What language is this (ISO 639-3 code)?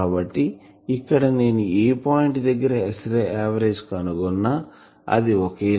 tel